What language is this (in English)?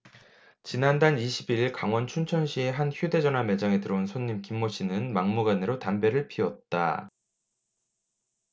Korean